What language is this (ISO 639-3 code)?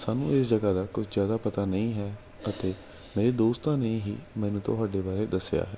pan